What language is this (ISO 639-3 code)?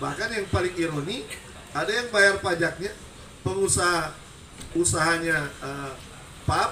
ind